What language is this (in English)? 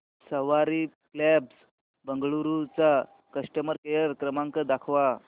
Marathi